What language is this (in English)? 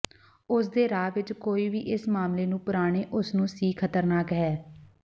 Punjabi